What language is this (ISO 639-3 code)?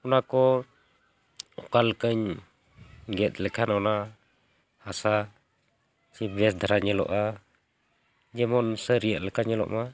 sat